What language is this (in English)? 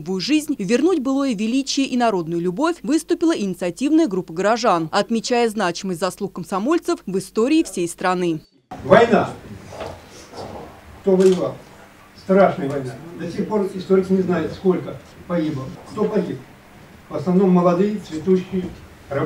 Russian